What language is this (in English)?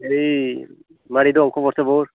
Bodo